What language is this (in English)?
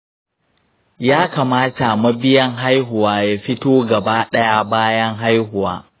Hausa